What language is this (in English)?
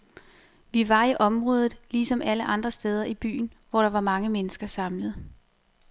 Danish